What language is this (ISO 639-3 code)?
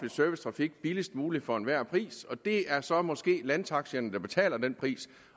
dan